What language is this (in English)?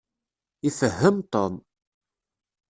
Kabyle